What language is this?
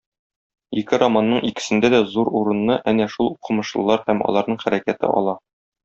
Tatar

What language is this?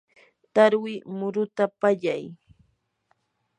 Yanahuanca Pasco Quechua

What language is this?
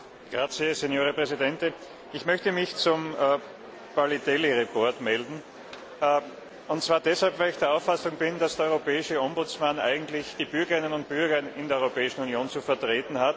German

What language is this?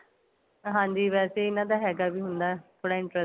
Punjabi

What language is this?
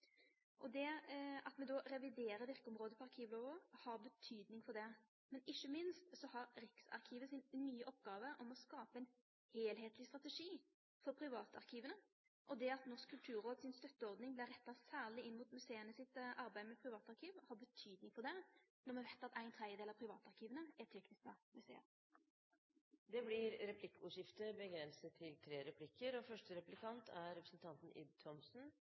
Norwegian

